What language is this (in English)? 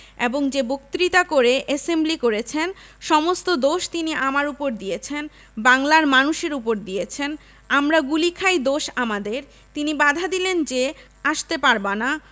Bangla